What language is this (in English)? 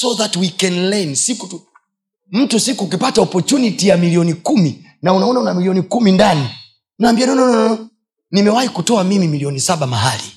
Swahili